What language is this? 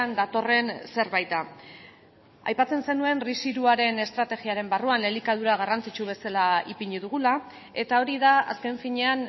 Basque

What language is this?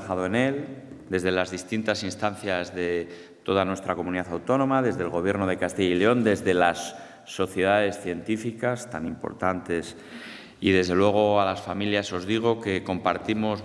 Spanish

